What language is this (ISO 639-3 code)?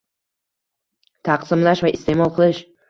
uzb